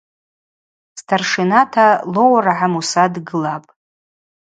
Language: Abaza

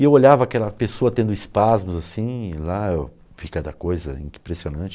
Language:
Portuguese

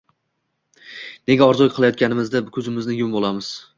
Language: Uzbek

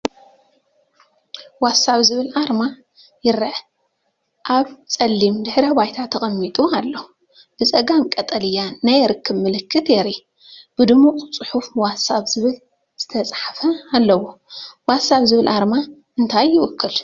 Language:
Tigrinya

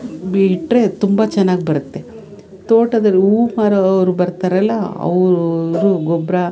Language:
Kannada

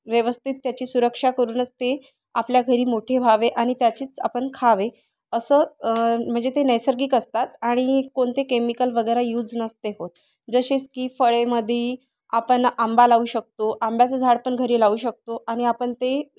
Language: Marathi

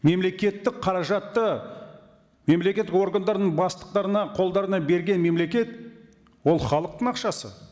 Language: Kazakh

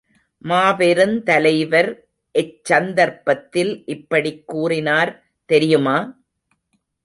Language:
Tamil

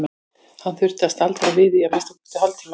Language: Icelandic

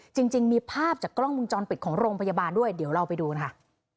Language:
Thai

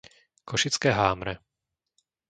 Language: Slovak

